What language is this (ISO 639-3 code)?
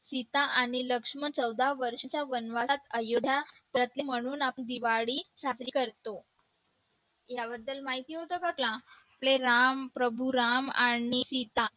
mar